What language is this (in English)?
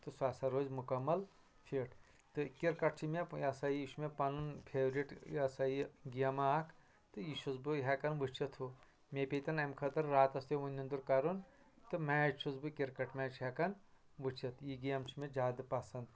Kashmiri